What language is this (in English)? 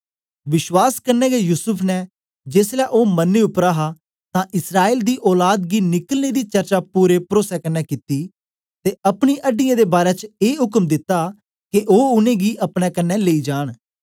Dogri